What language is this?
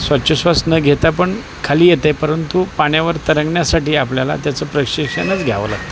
Marathi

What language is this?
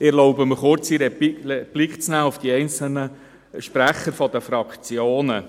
Swiss German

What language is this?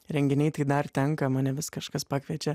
Lithuanian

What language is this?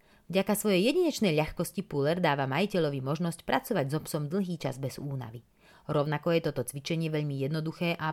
Slovak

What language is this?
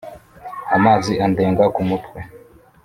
Kinyarwanda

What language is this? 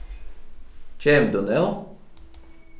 Faroese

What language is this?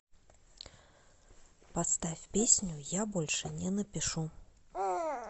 Russian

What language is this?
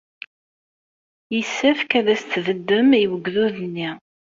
Kabyle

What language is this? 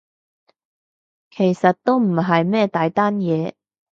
Cantonese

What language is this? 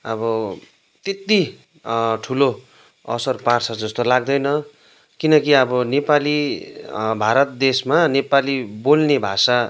Nepali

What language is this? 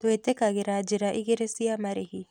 Kikuyu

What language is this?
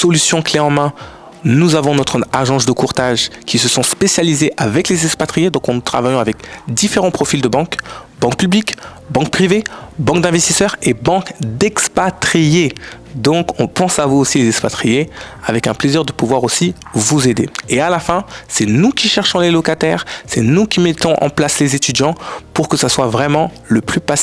French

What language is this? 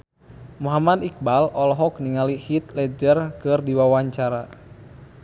Sundanese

